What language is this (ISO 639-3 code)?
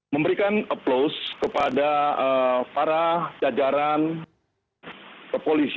ind